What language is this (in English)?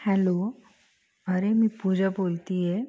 Marathi